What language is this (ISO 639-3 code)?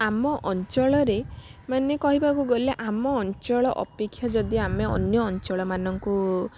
ori